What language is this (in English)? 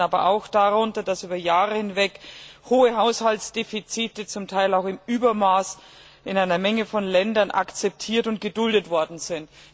German